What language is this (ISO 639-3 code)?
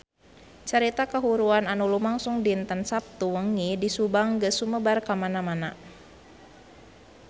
sun